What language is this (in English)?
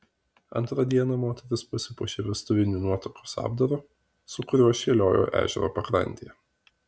Lithuanian